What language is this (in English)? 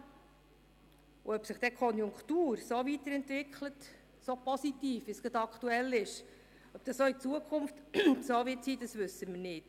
Swiss German